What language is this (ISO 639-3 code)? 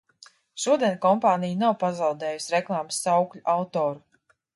lav